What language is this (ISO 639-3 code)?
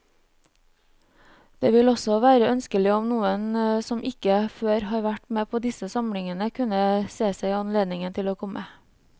nor